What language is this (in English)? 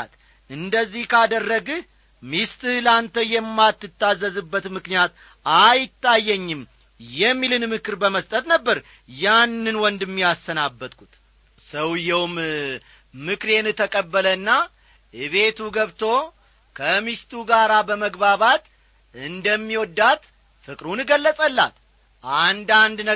Amharic